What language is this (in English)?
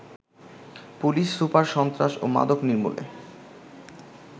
Bangla